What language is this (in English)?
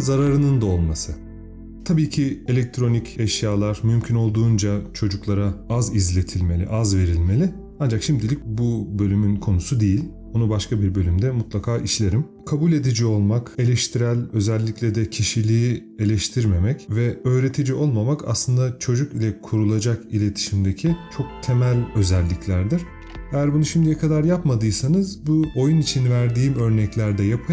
Turkish